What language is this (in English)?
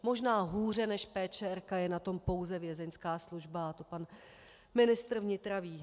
Czech